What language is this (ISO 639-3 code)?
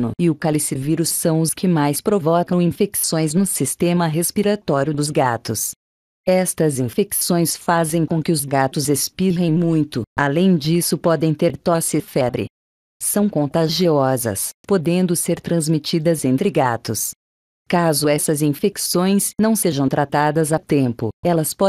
por